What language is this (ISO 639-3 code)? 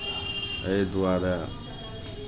mai